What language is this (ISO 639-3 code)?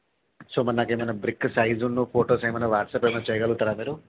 tel